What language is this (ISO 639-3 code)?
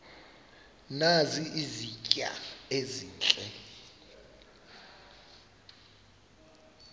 xho